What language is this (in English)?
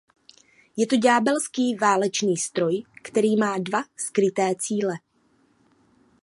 Czech